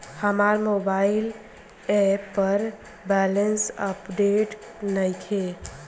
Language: Bhojpuri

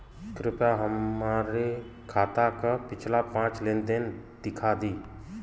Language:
Bhojpuri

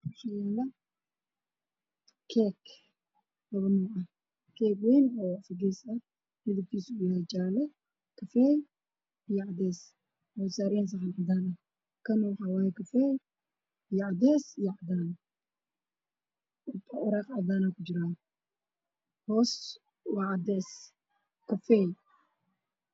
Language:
Somali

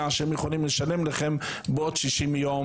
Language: Hebrew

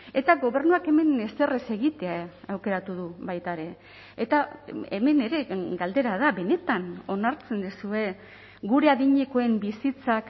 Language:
Basque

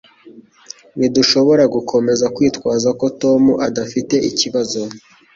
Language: Kinyarwanda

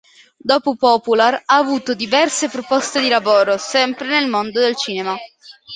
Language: Italian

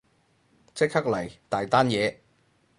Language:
Cantonese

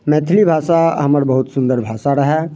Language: Maithili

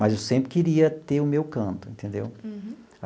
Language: Portuguese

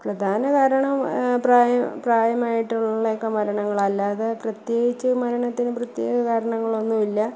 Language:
Malayalam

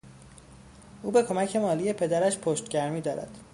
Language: Persian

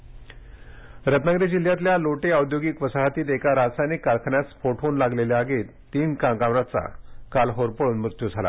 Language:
Marathi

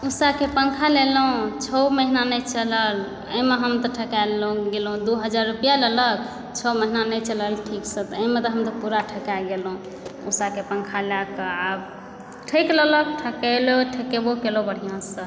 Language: Maithili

